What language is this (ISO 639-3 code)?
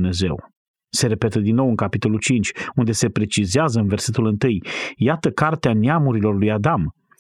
ron